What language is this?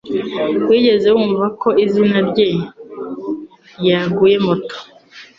Kinyarwanda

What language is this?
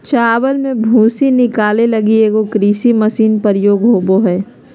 Magahi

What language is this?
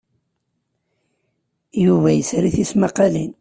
Kabyle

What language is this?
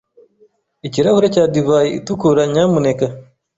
Kinyarwanda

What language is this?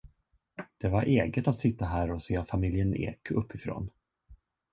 Swedish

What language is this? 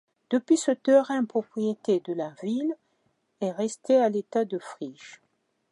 French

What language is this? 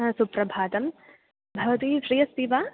Sanskrit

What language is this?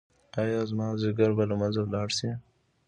Pashto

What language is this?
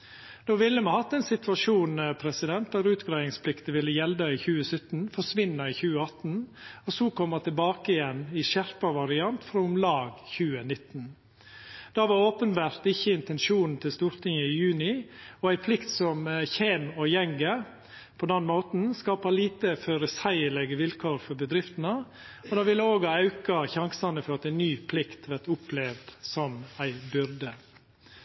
Norwegian Nynorsk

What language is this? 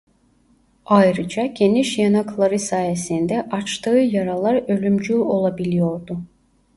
Turkish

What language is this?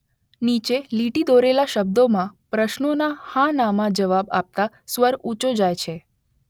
Gujarati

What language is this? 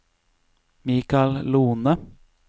Norwegian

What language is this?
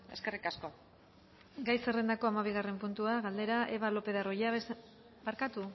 Basque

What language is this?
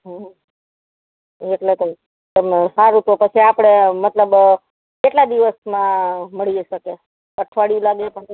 Gujarati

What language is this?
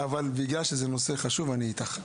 Hebrew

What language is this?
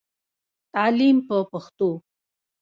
Pashto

